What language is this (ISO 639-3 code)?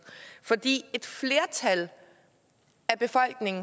dan